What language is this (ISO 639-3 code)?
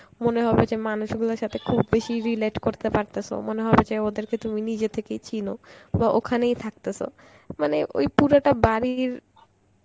ben